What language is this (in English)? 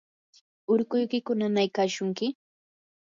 Yanahuanca Pasco Quechua